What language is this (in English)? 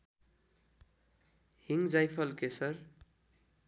Nepali